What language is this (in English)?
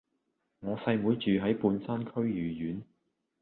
Cantonese